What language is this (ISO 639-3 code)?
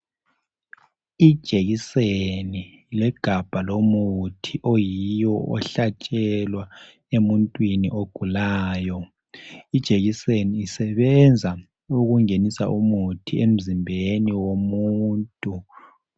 nde